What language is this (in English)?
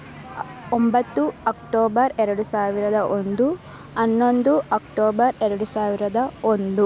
Kannada